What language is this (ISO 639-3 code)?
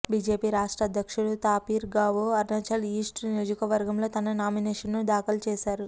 tel